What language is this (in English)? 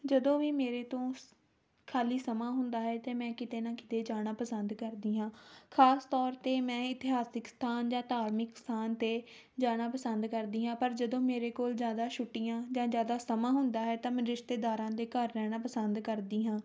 Punjabi